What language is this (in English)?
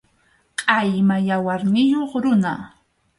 Arequipa-La Unión Quechua